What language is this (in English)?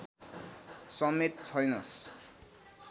Nepali